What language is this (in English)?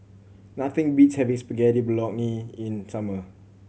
English